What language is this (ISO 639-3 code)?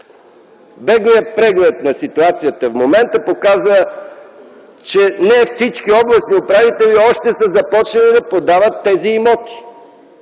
bul